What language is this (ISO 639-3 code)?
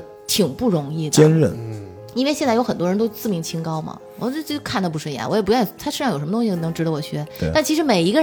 zho